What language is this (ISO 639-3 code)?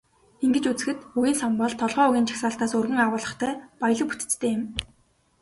mon